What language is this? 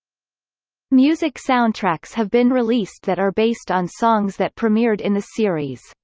English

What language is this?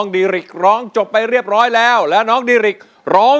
Thai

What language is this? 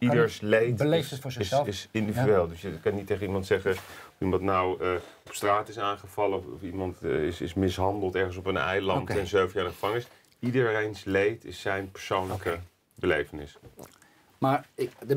Dutch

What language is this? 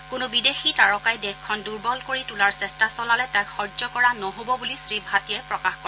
Assamese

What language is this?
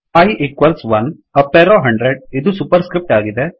Kannada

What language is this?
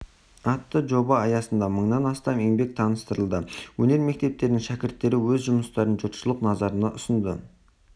Kazakh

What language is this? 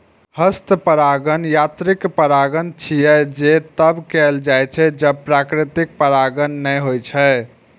Maithili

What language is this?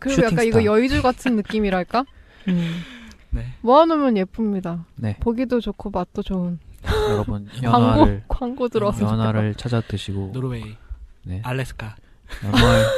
Korean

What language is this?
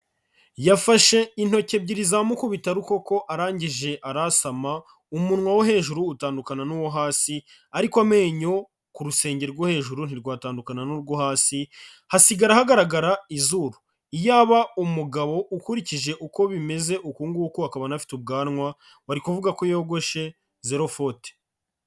Kinyarwanda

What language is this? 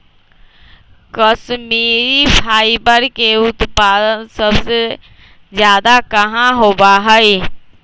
Magahi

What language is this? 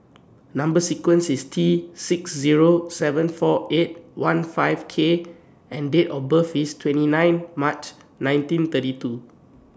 English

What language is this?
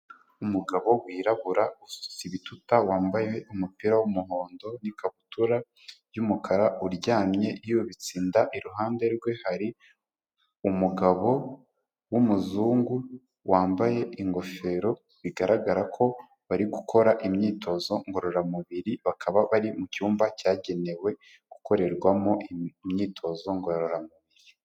Kinyarwanda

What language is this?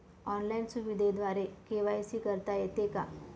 Marathi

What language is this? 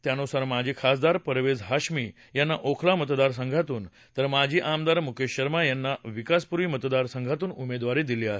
Marathi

